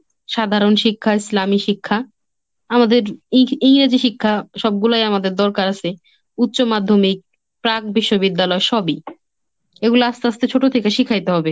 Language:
Bangla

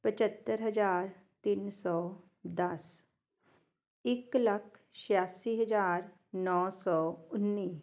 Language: Punjabi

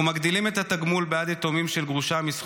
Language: Hebrew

